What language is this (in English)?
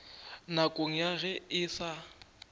Northern Sotho